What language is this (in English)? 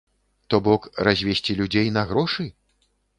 Belarusian